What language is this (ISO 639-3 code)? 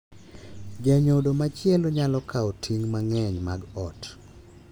luo